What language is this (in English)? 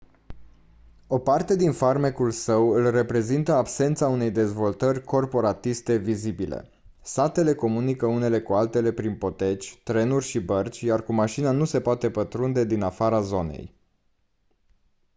Romanian